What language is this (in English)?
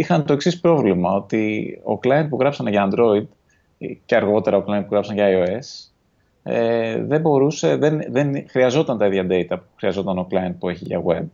Greek